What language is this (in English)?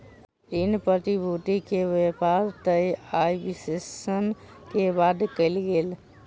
Maithili